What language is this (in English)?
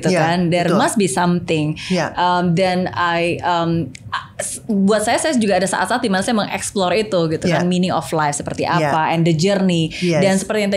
Indonesian